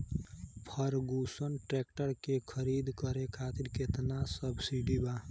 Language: Bhojpuri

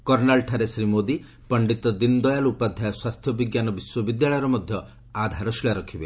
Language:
Odia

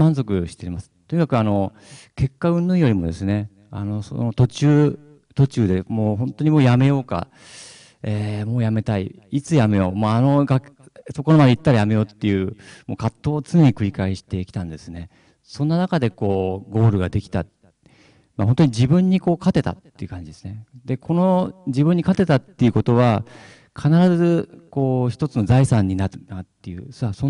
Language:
Japanese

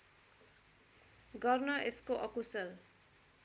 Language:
Nepali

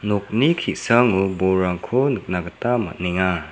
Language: Garo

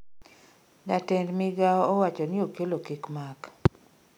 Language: Luo (Kenya and Tanzania)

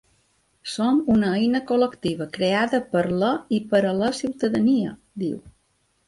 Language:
Catalan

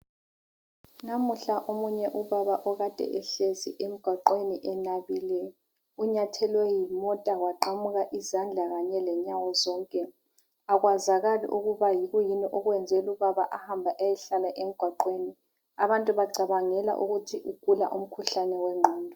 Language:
North Ndebele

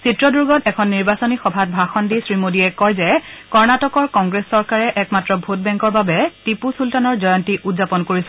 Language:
Assamese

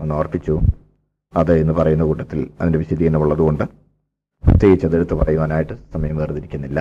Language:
Malayalam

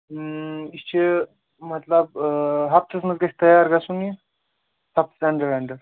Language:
Kashmiri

